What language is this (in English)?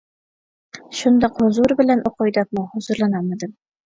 Uyghur